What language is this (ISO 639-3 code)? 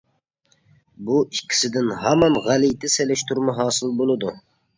uig